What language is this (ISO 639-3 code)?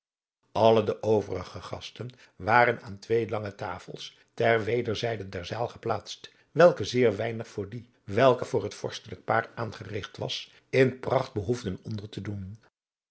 nld